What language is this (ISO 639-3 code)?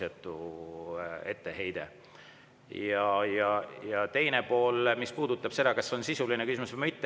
est